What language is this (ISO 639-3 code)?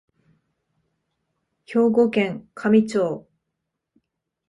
jpn